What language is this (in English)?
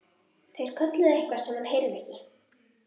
Icelandic